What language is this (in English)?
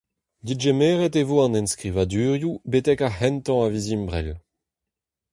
Breton